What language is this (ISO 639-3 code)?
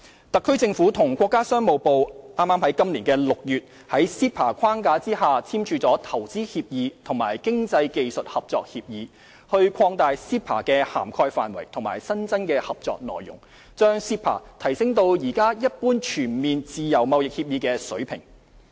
yue